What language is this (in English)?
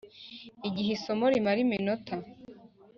Kinyarwanda